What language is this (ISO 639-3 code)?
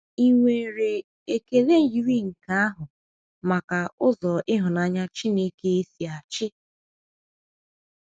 ibo